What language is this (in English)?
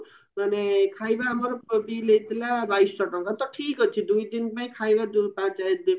Odia